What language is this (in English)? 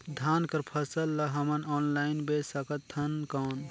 Chhattisgarhi